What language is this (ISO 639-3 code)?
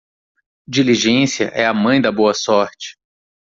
por